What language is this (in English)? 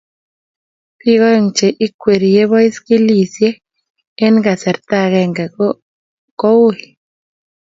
Kalenjin